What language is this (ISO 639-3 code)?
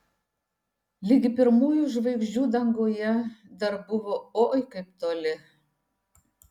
lit